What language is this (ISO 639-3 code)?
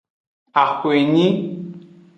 ajg